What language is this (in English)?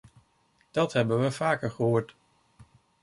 Dutch